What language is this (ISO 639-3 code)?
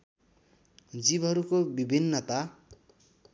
nep